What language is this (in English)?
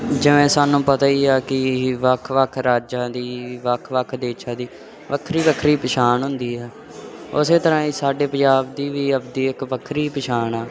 Punjabi